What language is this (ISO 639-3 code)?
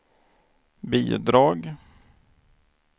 swe